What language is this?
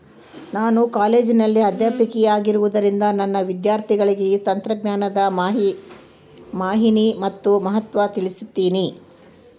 Kannada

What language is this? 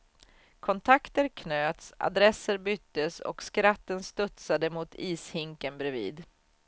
Swedish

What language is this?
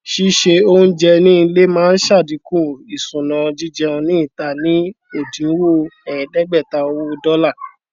Yoruba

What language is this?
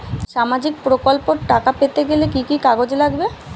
Bangla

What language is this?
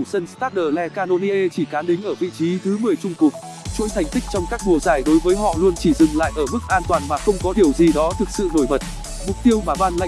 Vietnamese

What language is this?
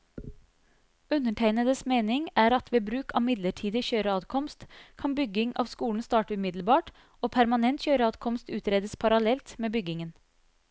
Norwegian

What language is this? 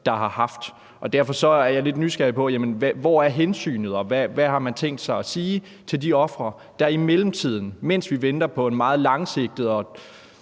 Danish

